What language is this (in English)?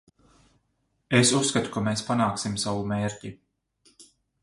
Latvian